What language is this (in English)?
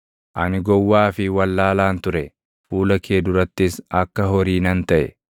Oromo